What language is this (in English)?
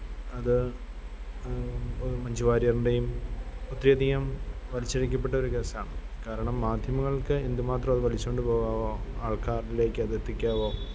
Malayalam